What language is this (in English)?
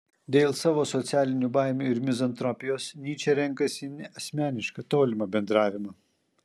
Lithuanian